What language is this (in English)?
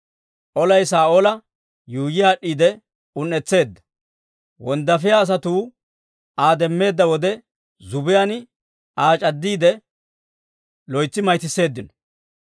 Dawro